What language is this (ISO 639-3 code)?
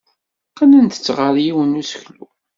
kab